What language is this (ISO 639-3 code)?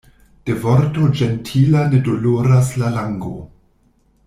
epo